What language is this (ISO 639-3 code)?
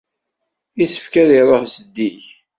kab